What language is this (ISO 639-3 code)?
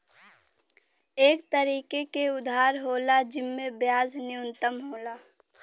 bho